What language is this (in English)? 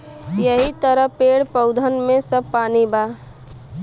Bhojpuri